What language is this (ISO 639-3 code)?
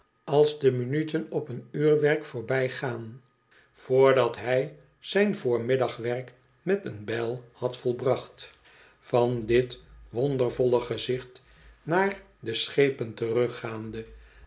nld